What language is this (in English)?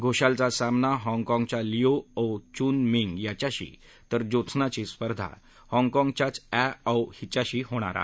Marathi